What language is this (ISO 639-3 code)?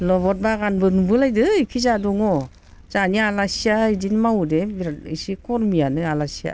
brx